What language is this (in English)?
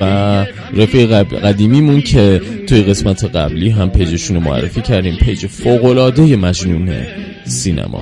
Persian